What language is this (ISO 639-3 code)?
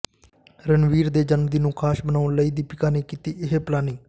pan